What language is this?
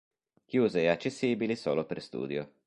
Italian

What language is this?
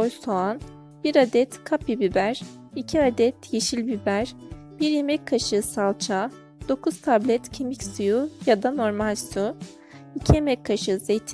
Turkish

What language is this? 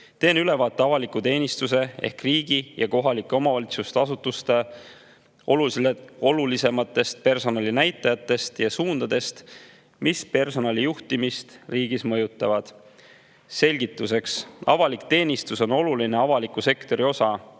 Estonian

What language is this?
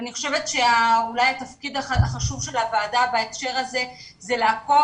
Hebrew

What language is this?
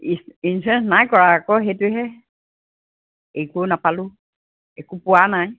Assamese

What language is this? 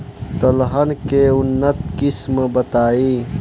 Bhojpuri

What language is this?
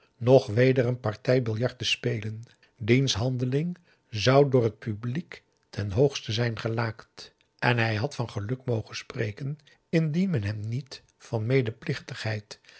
Dutch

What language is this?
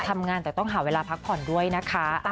Thai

